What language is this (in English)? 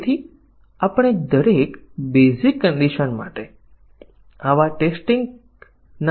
Gujarati